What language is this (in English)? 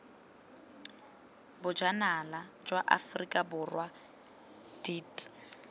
Tswana